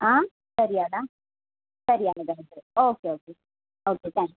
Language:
Kannada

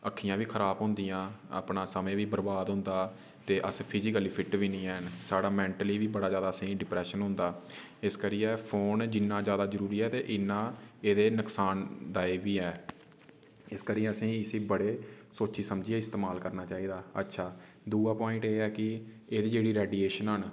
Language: Dogri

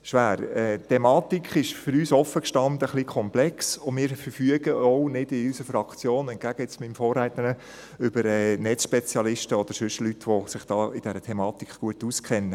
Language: Swiss German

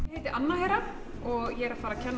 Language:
Icelandic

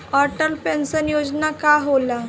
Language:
Bhojpuri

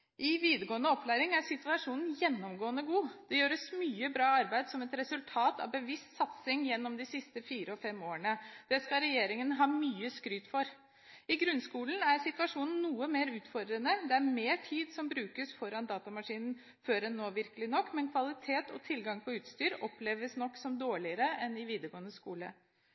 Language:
Norwegian Bokmål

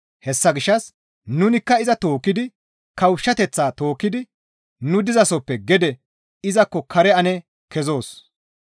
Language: Gamo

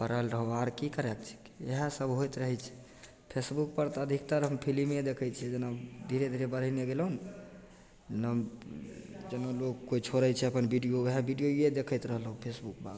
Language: Maithili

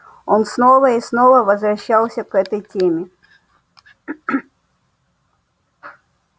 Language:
Russian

